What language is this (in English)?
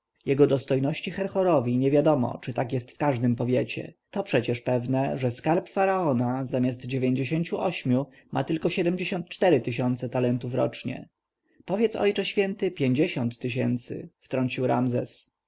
Polish